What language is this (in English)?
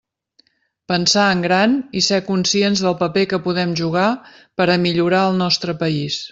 Catalan